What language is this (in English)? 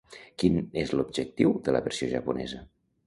Catalan